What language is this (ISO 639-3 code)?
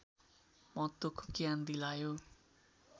nep